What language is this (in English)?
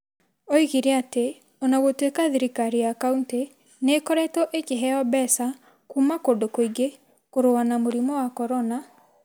Kikuyu